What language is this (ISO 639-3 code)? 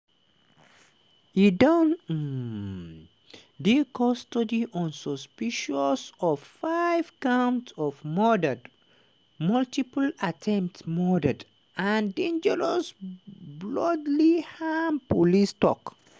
pcm